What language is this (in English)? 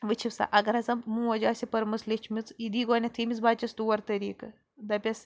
Kashmiri